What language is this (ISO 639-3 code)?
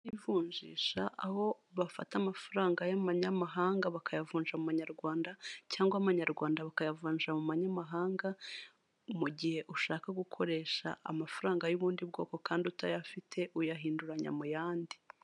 kin